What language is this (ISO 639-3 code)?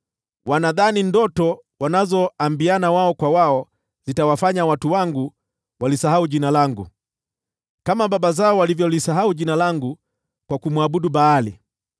swa